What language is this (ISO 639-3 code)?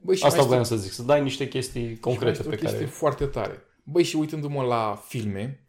ron